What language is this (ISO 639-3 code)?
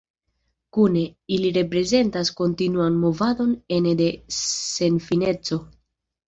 epo